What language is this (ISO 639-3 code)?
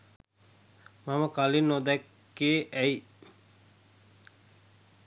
sin